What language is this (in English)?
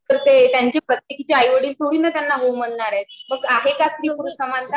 Marathi